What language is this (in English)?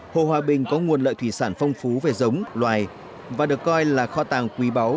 Vietnamese